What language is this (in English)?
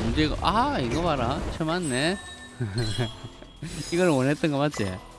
Korean